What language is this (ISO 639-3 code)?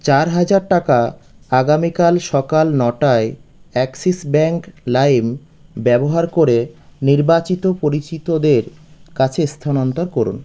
ben